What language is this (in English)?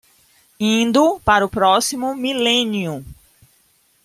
Portuguese